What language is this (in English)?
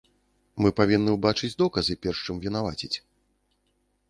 Belarusian